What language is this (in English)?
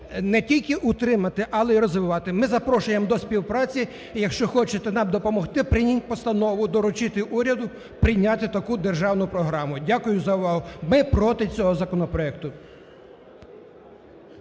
Ukrainian